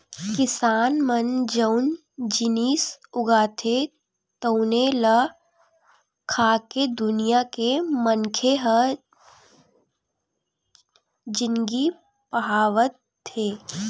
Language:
Chhattisgarhi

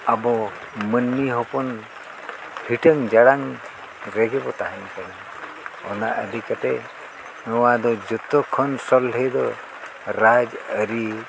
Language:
Santali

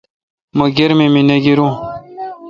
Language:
Kalkoti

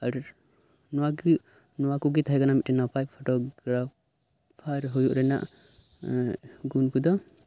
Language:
Santali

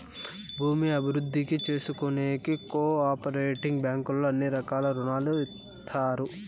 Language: Telugu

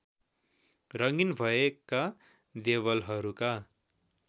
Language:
Nepali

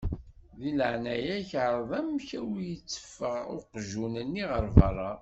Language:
Kabyle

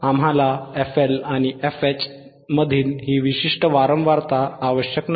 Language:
Marathi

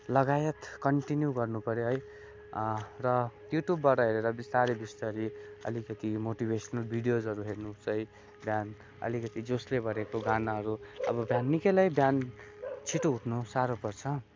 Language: Nepali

